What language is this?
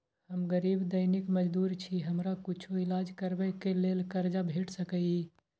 Maithili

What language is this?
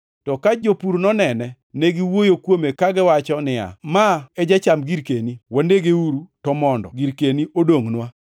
Luo (Kenya and Tanzania)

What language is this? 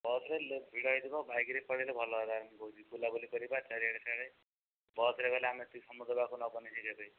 Odia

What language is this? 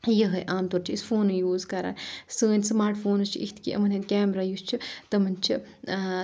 Kashmiri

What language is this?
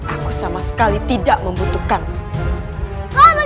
Indonesian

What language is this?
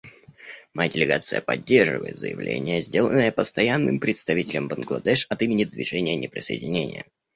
Russian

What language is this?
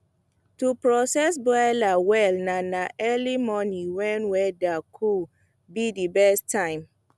Nigerian Pidgin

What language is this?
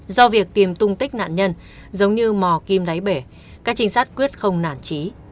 Vietnamese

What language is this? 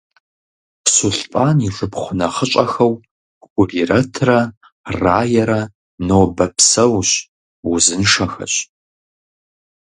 Kabardian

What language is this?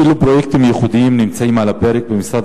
Hebrew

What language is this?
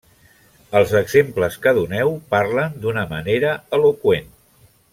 Catalan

